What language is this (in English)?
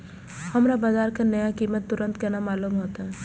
Maithili